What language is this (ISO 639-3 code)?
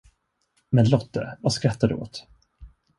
swe